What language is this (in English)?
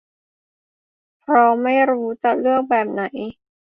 Thai